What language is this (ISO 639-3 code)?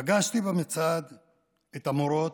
heb